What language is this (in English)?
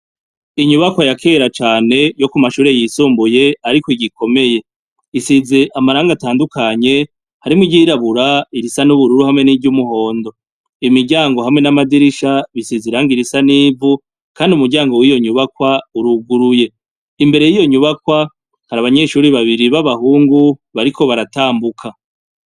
Rundi